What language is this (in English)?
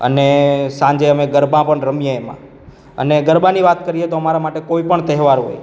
Gujarati